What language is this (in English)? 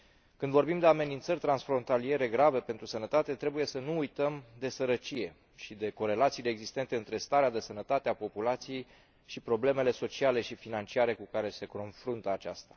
Romanian